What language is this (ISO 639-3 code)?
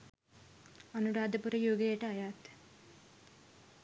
sin